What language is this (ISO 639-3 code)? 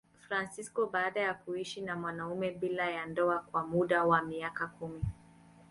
swa